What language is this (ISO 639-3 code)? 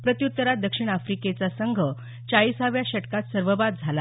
mar